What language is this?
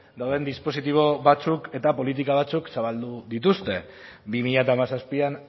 Basque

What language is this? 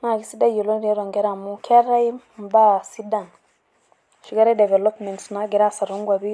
Masai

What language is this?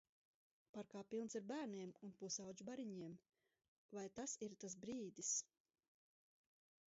Latvian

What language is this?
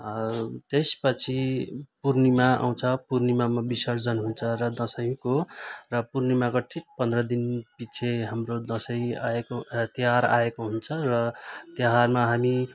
Nepali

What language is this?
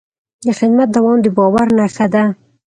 Pashto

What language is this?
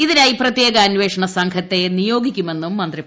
Malayalam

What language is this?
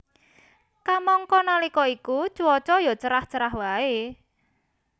Javanese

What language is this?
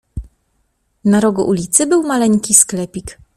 Polish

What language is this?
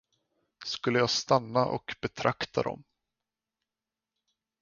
Swedish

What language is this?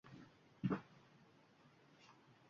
Uzbek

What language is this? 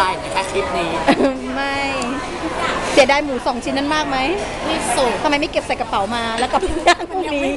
Thai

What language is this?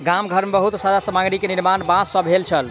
Maithili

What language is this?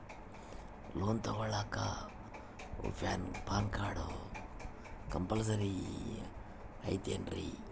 Kannada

